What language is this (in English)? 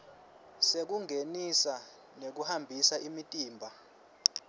Swati